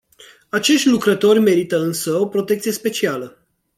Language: Romanian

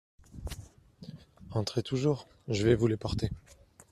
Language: French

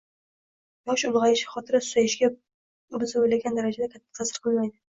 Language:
Uzbek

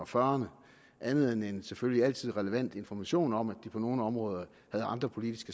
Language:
Danish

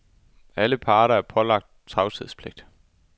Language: Danish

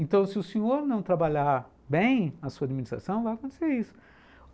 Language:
Portuguese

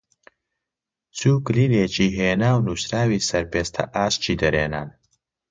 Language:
Central Kurdish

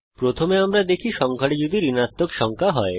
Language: Bangla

